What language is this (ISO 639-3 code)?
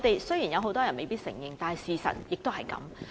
yue